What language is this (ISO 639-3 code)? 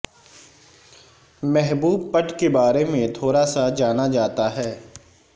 urd